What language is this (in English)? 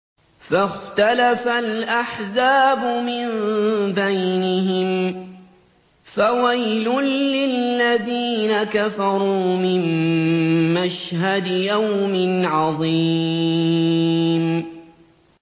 Arabic